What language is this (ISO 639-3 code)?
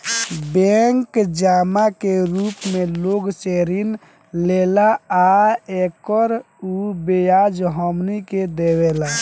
bho